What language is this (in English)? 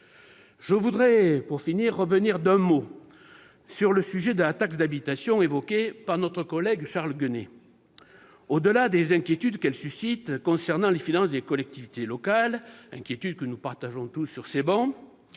French